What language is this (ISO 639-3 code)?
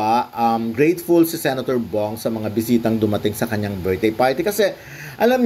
fil